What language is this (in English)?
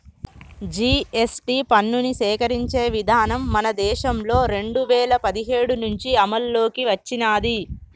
Telugu